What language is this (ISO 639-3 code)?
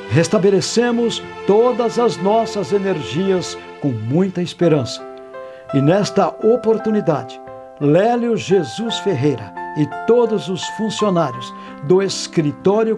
por